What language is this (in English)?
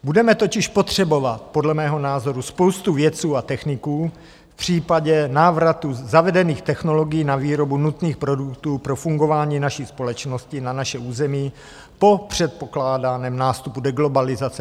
Czech